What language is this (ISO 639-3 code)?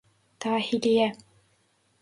tur